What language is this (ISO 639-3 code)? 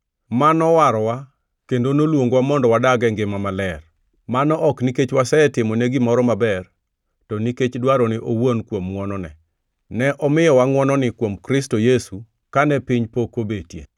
luo